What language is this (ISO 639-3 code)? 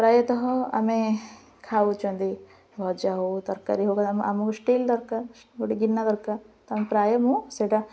ori